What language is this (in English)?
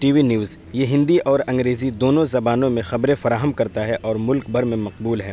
Urdu